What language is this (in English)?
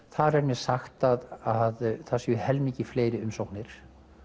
Icelandic